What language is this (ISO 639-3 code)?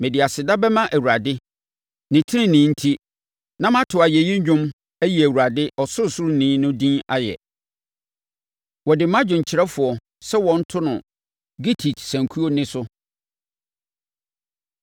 aka